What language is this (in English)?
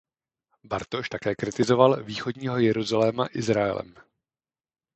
Czech